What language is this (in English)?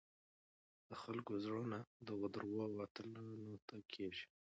Pashto